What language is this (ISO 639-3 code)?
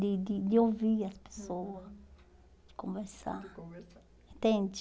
por